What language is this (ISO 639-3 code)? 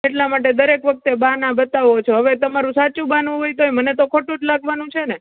guj